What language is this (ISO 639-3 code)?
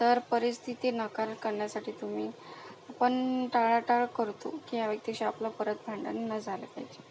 mar